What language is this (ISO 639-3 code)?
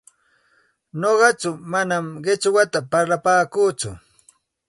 qxt